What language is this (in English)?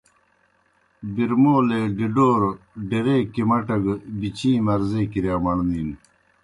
Kohistani Shina